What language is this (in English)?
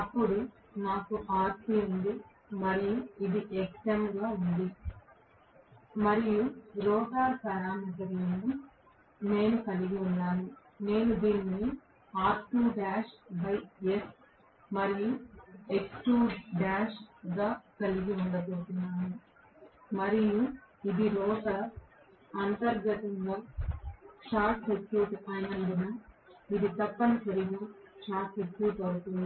Telugu